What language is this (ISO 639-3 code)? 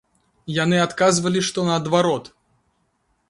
bel